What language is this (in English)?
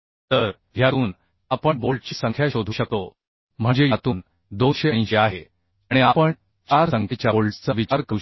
Marathi